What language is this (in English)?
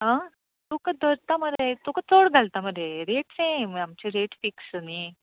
Konkani